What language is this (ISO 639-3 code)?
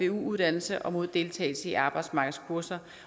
dan